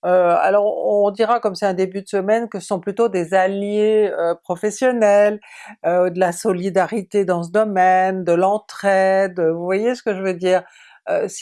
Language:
French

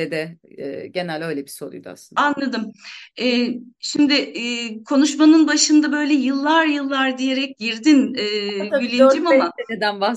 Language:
Turkish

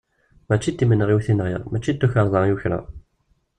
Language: Kabyle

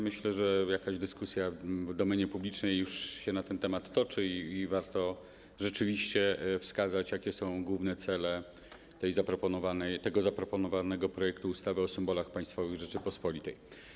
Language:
Polish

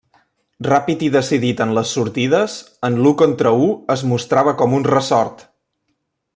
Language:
Catalan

